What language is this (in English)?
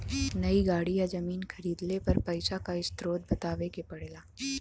Bhojpuri